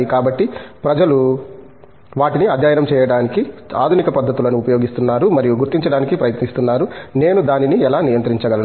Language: Telugu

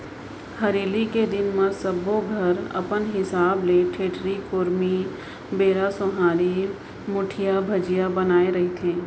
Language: Chhattisgarhi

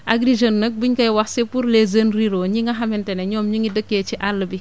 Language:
Wolof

